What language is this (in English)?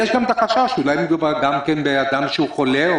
Hebrew